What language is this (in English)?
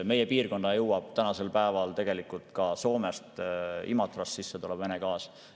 Estonian